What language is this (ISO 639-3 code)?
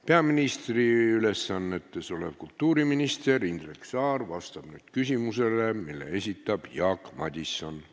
est